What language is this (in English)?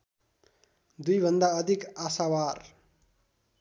Nepali